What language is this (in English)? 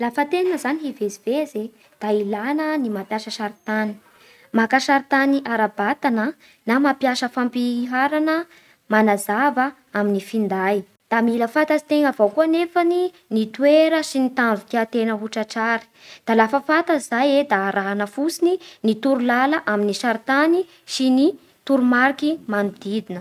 Bara Malagasy